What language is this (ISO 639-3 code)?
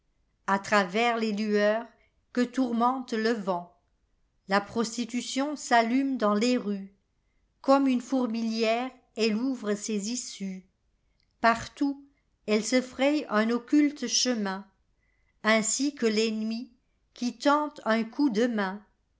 fra